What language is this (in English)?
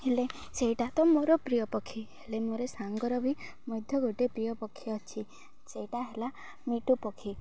Odia